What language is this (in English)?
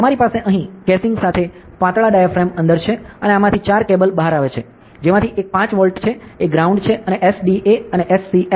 Gujarati